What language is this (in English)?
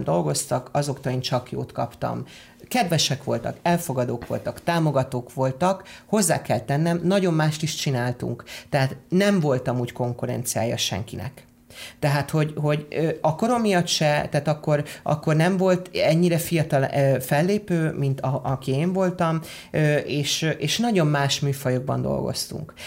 Hungarian